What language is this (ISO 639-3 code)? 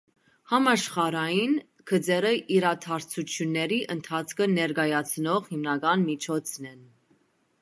hye